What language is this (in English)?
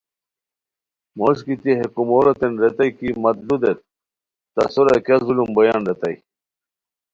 Khowar